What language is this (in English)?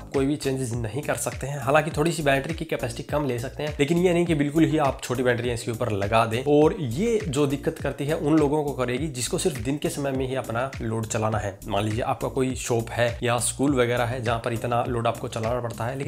Hindi